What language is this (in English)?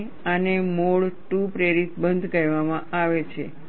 Gujarati